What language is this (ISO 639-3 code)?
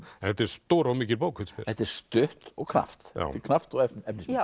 isl